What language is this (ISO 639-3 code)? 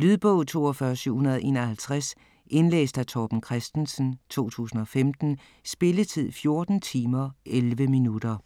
dan